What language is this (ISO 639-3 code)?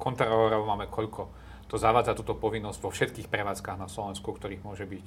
slk